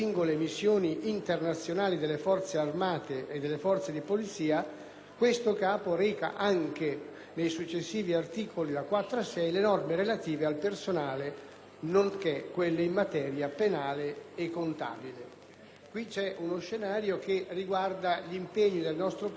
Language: Italian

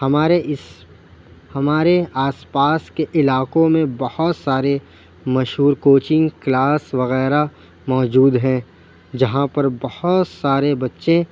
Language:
Urdu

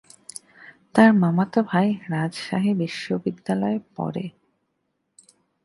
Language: Bangla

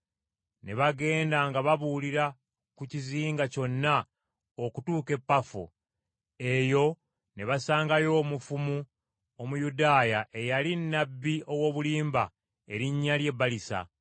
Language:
Ganda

